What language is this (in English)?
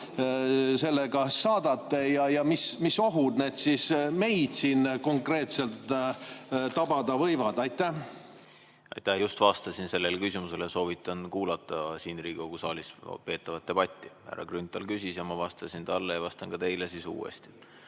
Estonian